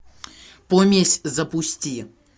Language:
Russian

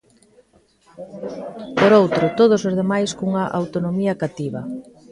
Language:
Galician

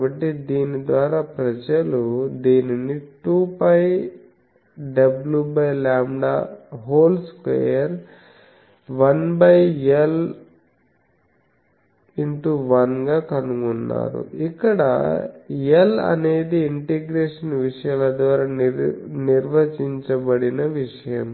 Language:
Telugu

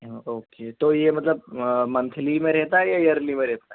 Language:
Urdu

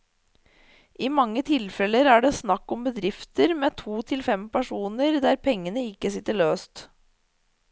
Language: Norwegian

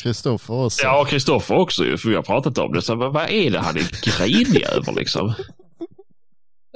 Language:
Swedish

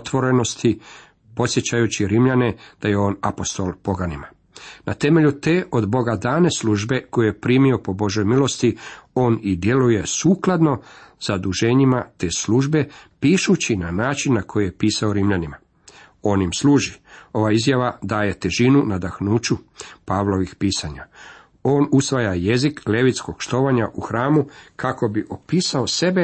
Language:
Croatian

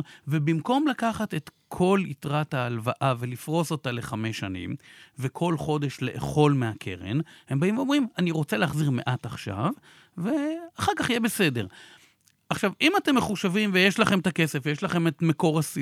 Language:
Hebrew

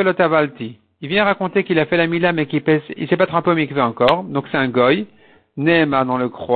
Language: French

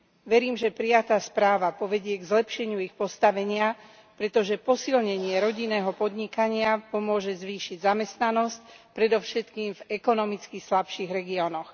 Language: Slovak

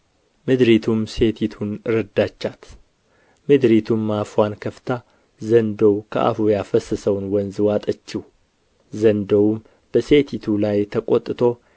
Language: Amharic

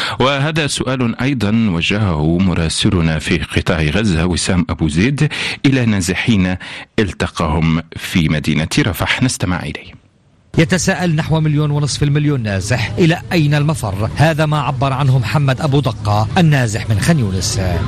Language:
Arabic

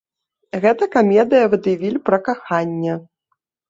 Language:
Belarusian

